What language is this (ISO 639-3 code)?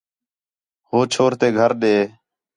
xhe